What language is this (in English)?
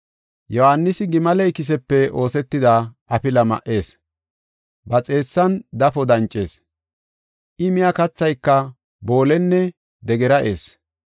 Gofa